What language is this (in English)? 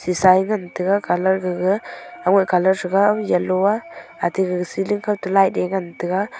Wancho Naga